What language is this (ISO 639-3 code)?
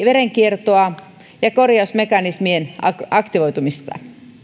fin